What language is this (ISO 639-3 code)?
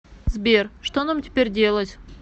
rus